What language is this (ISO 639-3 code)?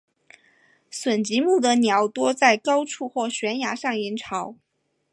zho